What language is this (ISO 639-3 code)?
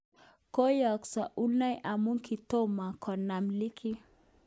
kln